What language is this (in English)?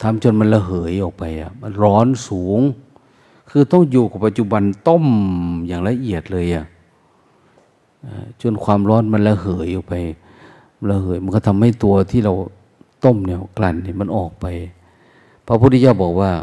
Thai